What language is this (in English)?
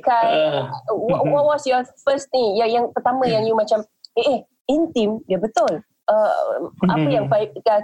Malay